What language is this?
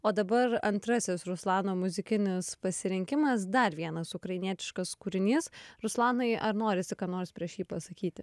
Lithuanian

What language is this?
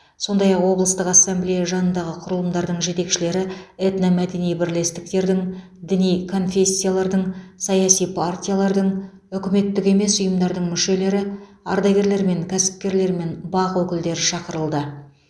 Kazakh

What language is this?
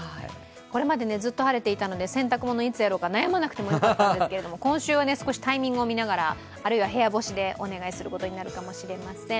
Japanese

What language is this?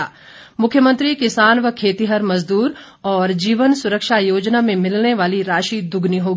Hindi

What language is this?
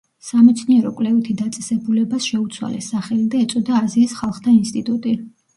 Georgian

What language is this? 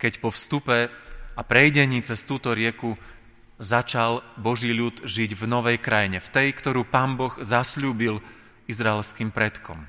Slovak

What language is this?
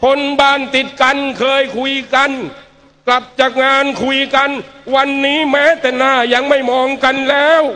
Thai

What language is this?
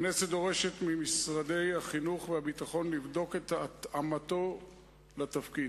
Hebrew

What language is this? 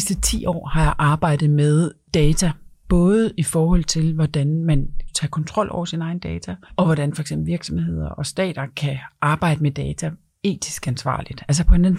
Danish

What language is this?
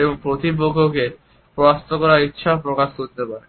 Bangla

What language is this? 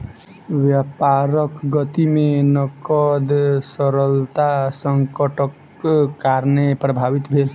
Maithili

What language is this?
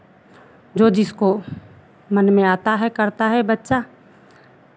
Hindi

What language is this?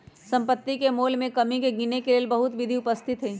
Magahi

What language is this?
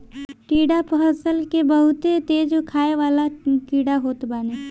Bhojpuri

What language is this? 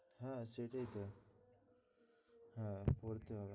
Bangla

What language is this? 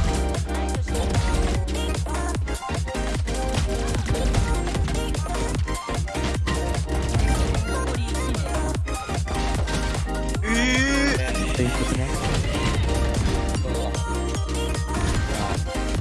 Japanese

